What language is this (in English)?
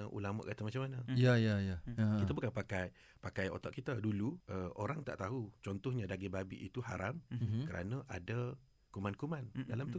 Malay